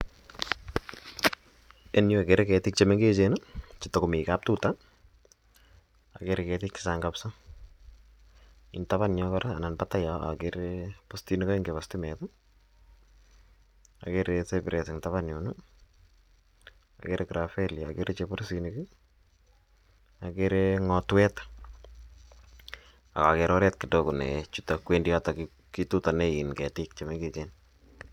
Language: Kalenjin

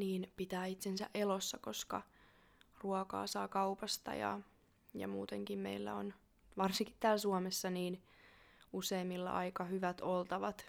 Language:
Finnish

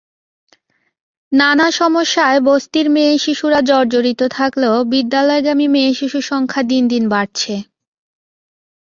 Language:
Bangla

